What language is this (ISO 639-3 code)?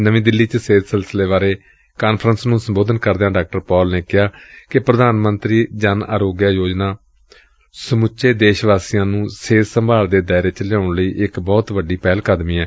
pan